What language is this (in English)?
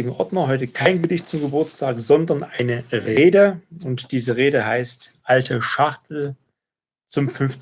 German